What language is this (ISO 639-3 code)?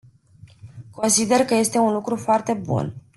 ron